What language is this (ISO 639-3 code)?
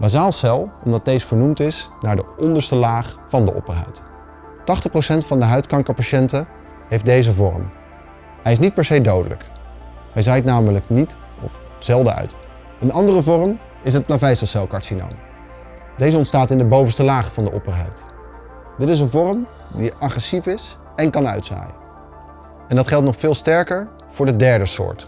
nld